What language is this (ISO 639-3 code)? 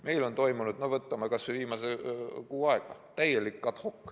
est